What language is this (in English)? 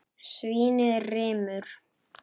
Icelandic